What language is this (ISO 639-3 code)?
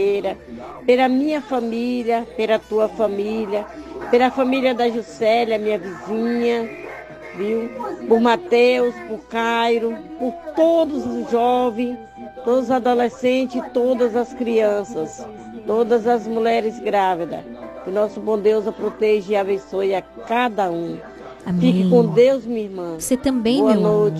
por